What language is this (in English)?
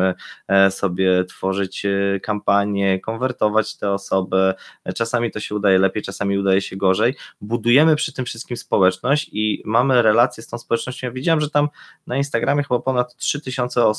Polish